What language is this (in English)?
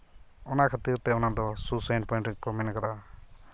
Santali